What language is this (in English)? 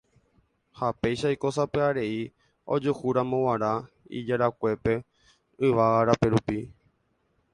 Guarani